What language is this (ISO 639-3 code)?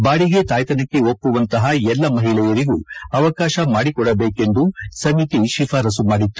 kan